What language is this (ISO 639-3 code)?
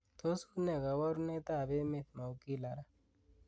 kln